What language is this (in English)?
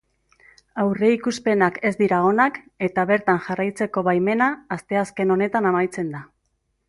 Basque